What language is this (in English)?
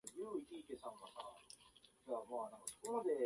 Japanese